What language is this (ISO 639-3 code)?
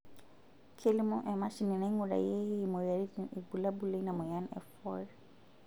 mas